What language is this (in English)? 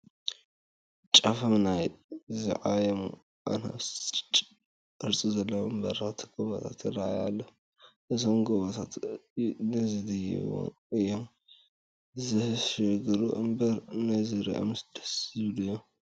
Tigrinya